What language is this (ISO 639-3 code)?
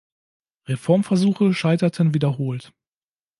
deu